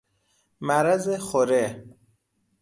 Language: Persian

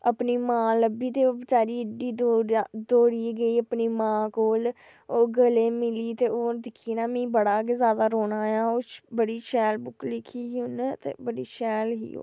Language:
Dogri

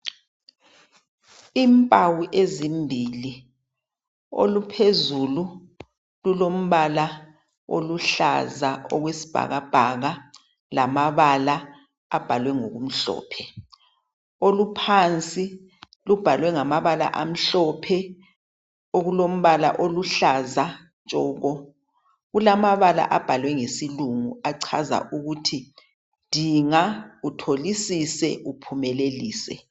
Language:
North Ndebele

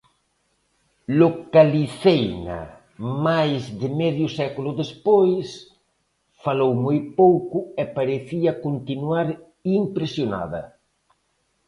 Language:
Galician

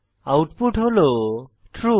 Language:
Bangla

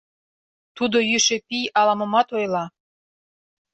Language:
Mari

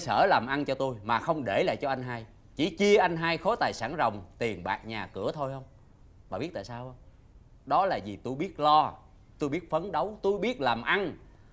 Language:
Vietnamese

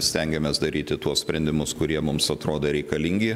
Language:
Lithuanian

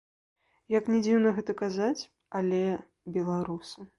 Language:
Belarusian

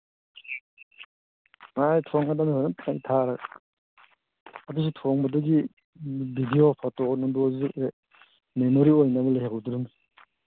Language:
Manipuri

